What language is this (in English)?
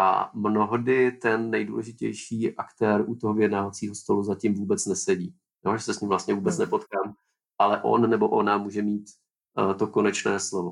Czech